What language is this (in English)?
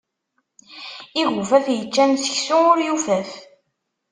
Kabyle